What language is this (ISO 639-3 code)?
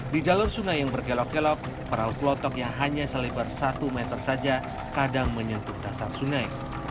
ind